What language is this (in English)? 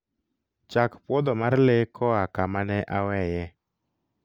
Luo (Kenya and Tanzania)